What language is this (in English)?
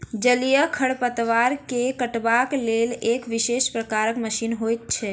Maithili